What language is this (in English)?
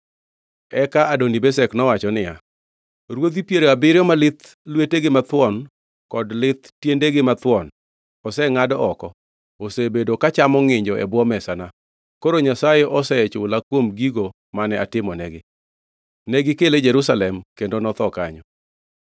Luo (Kenya and Tanzania)